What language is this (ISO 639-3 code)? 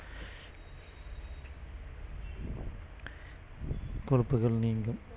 tam